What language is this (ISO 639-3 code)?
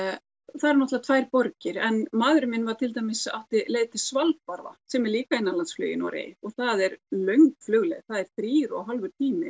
isl